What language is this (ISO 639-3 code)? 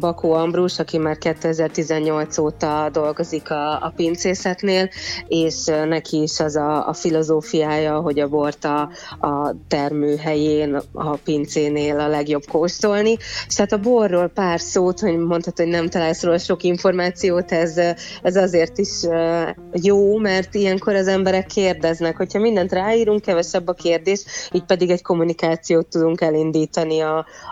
hun